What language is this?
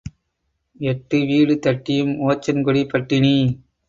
Tamil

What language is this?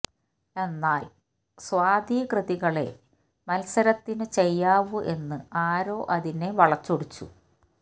Malayalam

